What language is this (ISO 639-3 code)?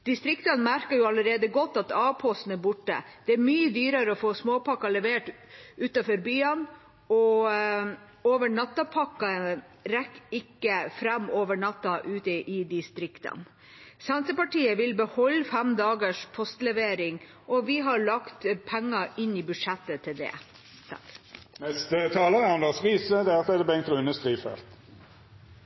nor